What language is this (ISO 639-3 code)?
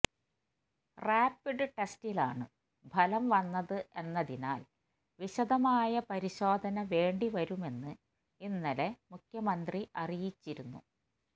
mal